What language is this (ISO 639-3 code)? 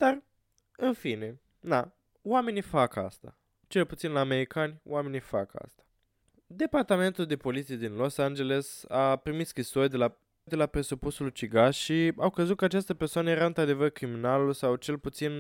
ron